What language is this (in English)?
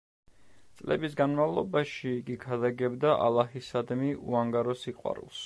Georgian